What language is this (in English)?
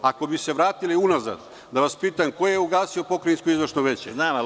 Serbian